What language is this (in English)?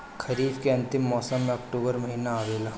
Bhojpuri